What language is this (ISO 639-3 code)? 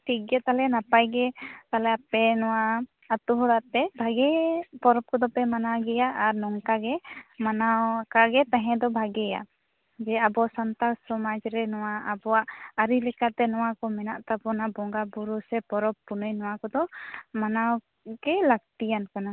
sat